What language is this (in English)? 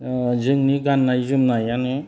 Bodo